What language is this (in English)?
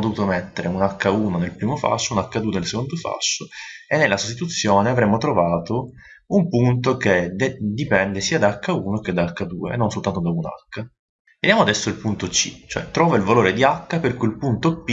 Italian